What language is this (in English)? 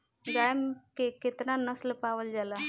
Bhojpuri